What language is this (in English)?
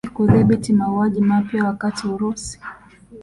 Swahili